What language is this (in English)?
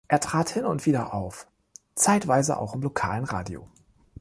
German